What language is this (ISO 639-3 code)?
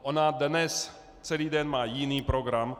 ces